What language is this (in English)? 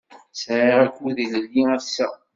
Kabyle